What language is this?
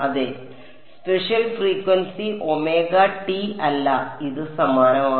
Malayalam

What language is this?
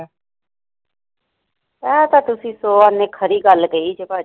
Punjabi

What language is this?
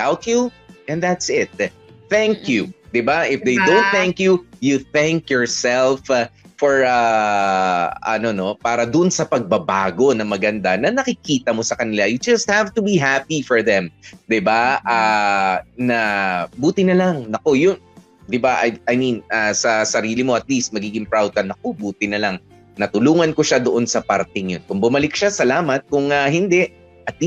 Filipino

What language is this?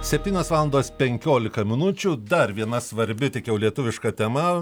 Lithuanian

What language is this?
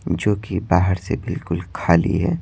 Hindi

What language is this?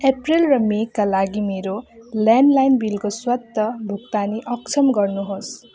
Nepali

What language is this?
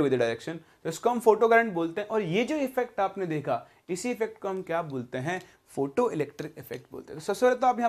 Hindi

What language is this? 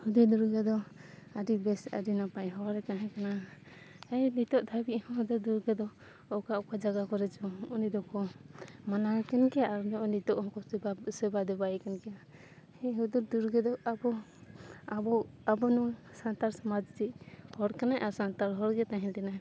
Santali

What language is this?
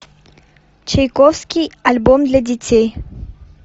Russian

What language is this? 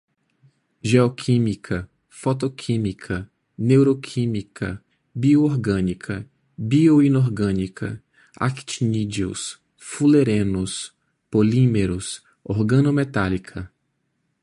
Portuguese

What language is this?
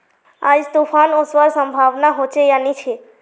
Magahi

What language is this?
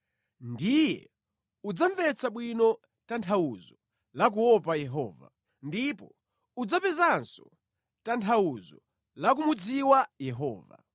Nyanja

